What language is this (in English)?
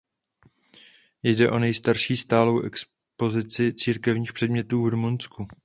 Czech